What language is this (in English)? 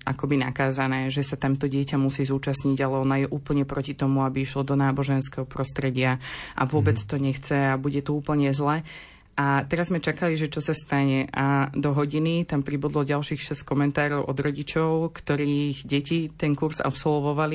Slovak